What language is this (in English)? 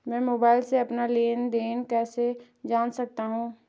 Hindi